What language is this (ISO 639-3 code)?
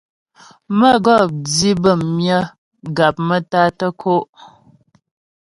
bbj